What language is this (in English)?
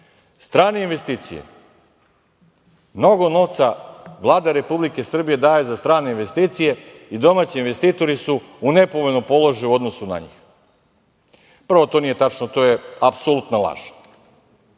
Serbian